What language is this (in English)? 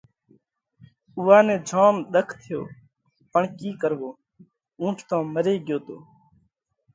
Parkari Koli